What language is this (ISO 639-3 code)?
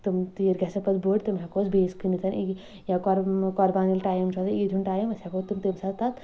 kas